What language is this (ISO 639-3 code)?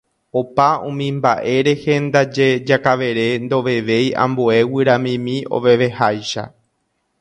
grn